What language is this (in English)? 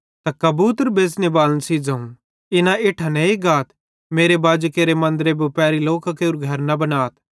Bhadrawahi